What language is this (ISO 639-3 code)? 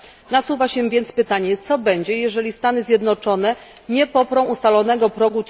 pol